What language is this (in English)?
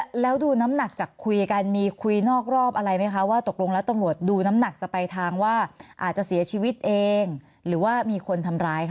Thai